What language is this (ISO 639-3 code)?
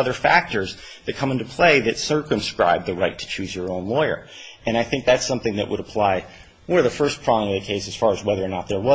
eng